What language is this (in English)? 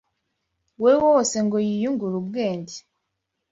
Kinyarwanda